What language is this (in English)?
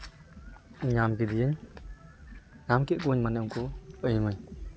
Santali